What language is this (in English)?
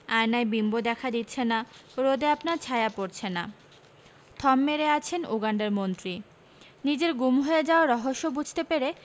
Bangla